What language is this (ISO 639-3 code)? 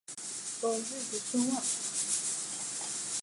zho